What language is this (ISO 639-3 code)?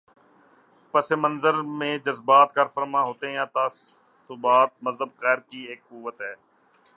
urd